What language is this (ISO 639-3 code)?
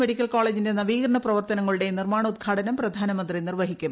mal